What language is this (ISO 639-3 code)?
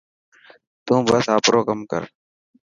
mki